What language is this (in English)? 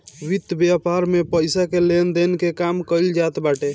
Bhojpuri